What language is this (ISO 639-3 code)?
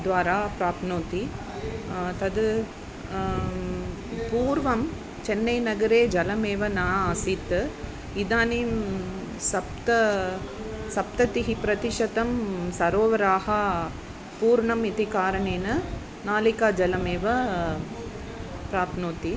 san